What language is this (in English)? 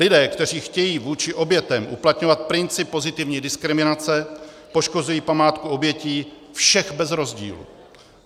Czech